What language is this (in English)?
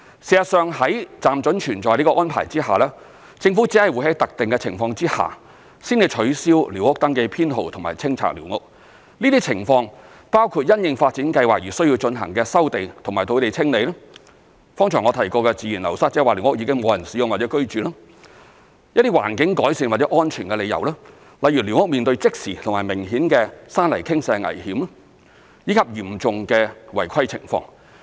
Cantonese